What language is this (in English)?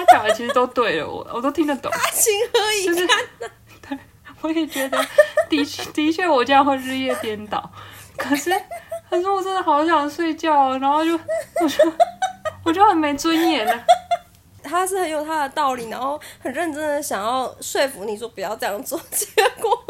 Chinese